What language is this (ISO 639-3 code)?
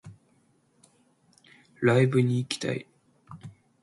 jpn